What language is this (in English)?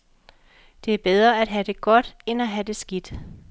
Danish